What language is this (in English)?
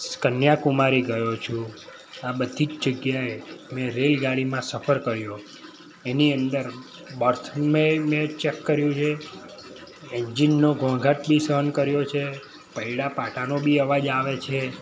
Gujarati